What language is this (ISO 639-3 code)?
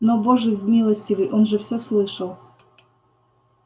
rus